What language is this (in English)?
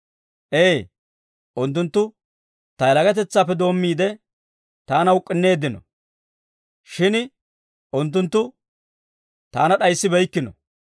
Dawro